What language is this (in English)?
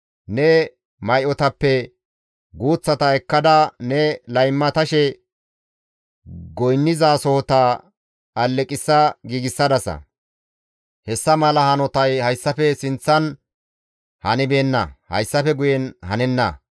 Gamo